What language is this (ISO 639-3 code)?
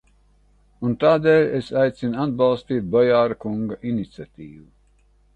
lav